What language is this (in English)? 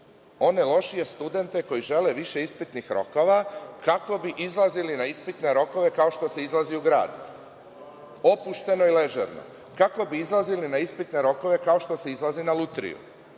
Serbian